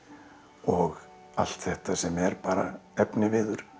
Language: Icelandic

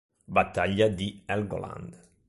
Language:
Italian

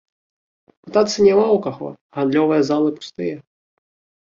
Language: Belarusian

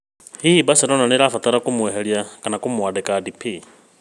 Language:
Kikuyu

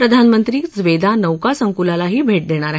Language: Marathi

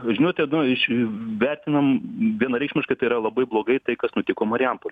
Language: Lithuanian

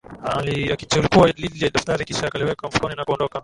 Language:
Swahili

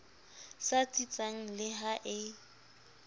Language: Southern Sotho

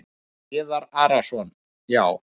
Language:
Icelandic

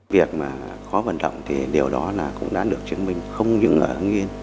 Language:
Vietnamese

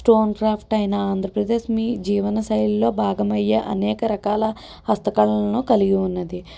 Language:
Telugu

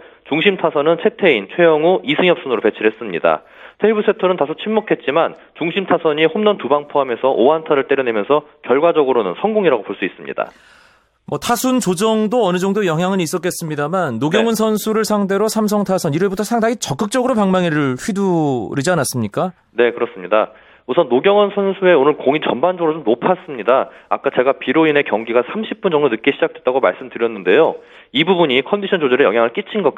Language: Korean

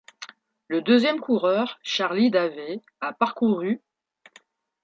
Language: French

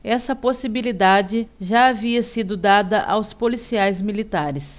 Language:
Portuguese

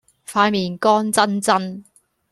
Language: Cantonese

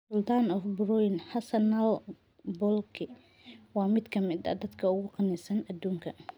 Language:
Somali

